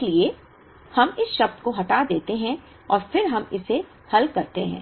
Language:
Hindi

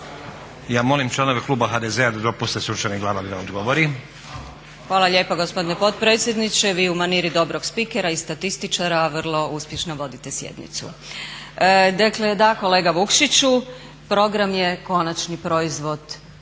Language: Croatian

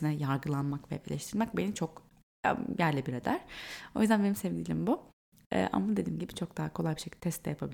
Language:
Turkish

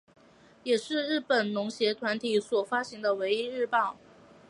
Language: Chinese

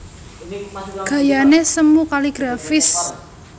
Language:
Javanese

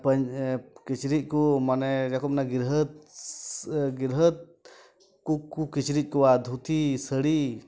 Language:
Santali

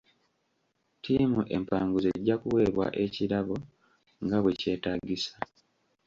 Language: Ganda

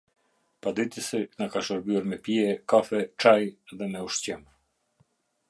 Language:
Albanian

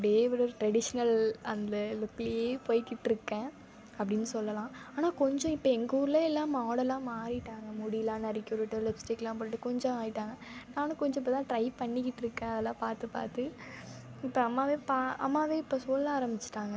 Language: Tamil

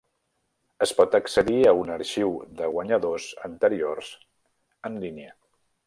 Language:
Catalan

